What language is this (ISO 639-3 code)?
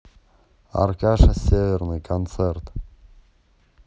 rus